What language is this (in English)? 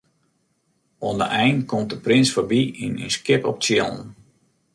Western Frisian